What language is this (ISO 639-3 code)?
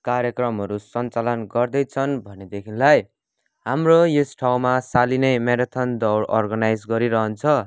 nep